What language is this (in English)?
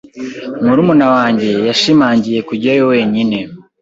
Kinyarwanda